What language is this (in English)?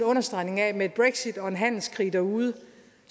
Danish